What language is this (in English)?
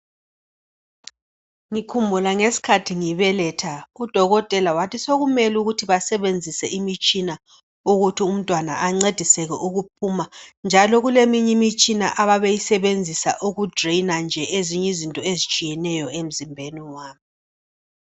North Ndebele